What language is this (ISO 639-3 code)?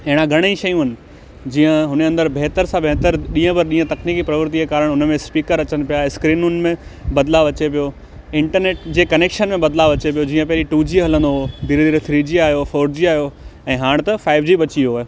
snd